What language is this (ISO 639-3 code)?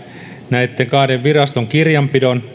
fin